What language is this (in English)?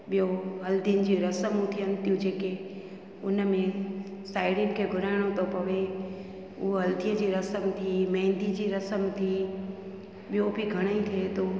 Sindhi